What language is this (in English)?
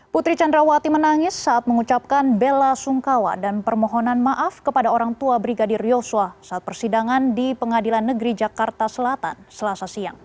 Indonesian